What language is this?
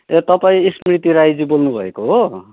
Nepali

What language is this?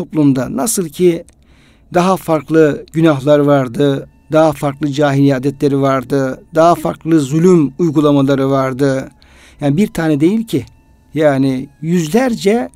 Turkish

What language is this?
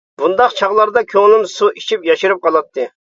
Uyghur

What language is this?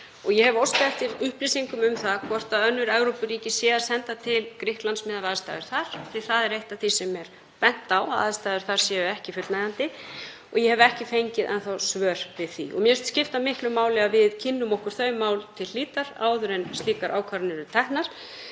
Icelandic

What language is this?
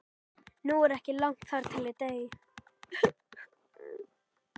Icelandic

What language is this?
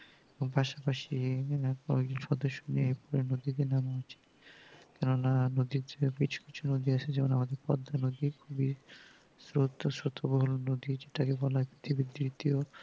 Bangla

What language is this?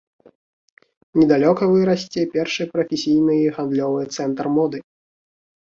Belarusian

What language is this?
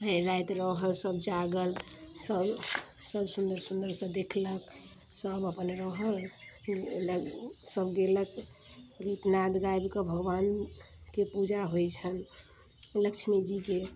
Maithili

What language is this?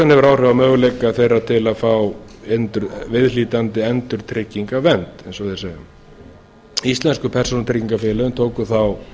Icelandic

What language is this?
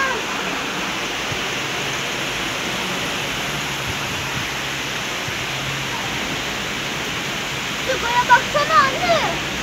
Turkish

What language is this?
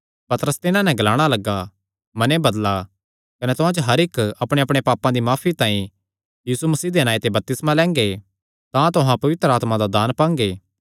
Kangri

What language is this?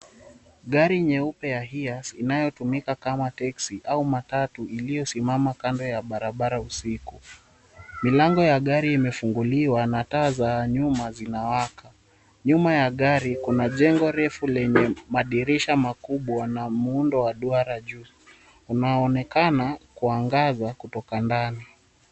Swahili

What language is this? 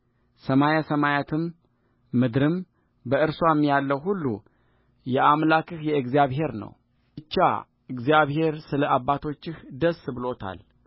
Amharic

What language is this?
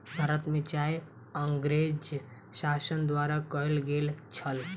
Maithili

